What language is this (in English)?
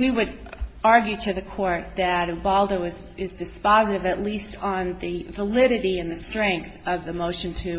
English